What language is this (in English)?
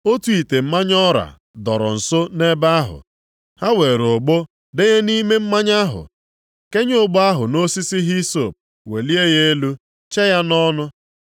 Igbo